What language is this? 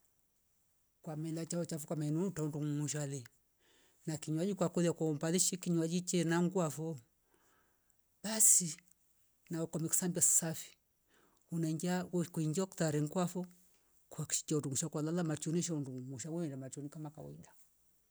Rombo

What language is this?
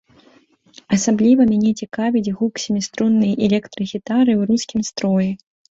Belarusian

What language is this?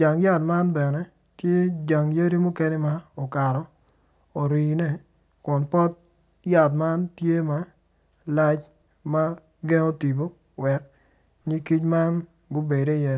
Acoli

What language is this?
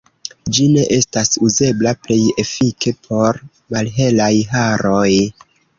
Esperanto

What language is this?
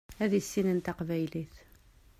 Kabyle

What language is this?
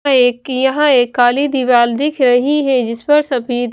Hindi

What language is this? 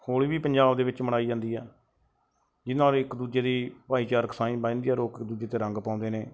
Punjabi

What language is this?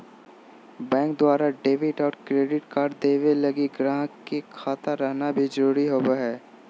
Magahi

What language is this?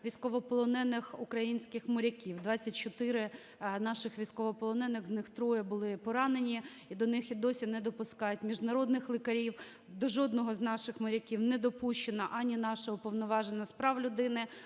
Ukrainian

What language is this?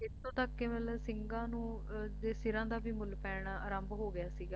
Punjabi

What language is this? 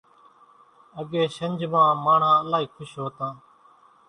Kachi Koli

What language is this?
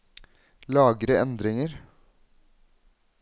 Norwegian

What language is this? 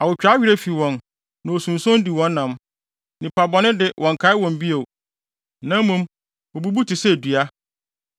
Akan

